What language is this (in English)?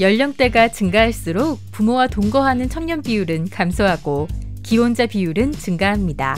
Korean